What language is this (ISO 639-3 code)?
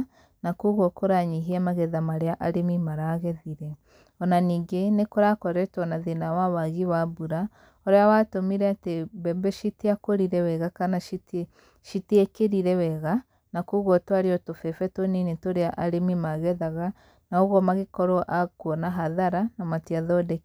kik